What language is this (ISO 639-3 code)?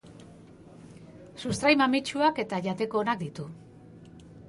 eus